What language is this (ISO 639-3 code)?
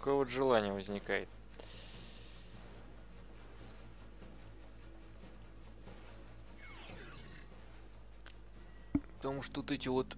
rus